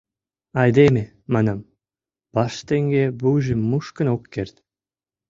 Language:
Mari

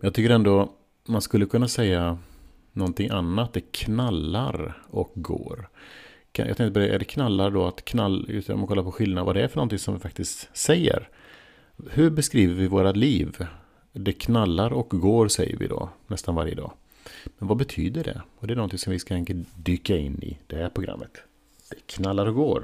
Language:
Swedish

